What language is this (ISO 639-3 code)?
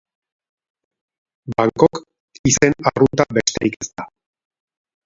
eus